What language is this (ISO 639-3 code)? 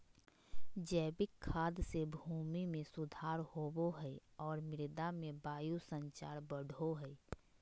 mag